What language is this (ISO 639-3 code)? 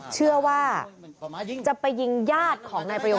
tha